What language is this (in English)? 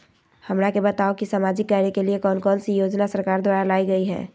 Magahi